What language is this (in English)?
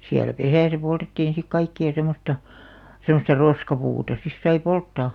Finnish